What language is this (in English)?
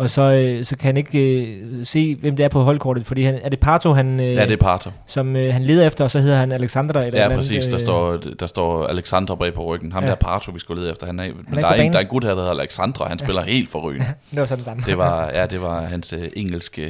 Danish